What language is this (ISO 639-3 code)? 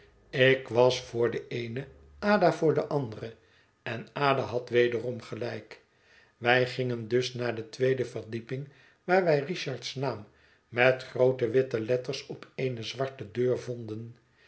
nld